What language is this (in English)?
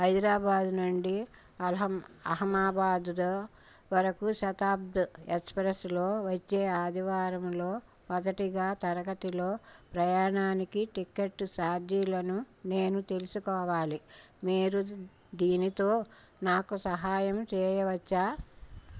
Telugu